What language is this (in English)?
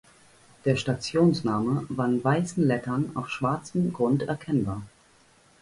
German